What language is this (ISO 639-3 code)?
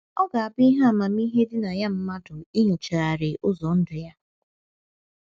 ibo